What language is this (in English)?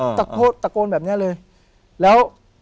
Thai